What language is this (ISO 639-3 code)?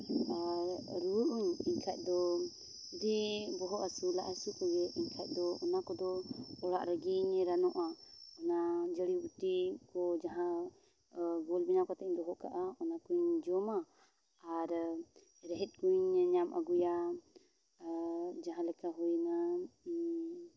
sat